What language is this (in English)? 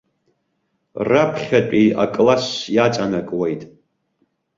Abkhazian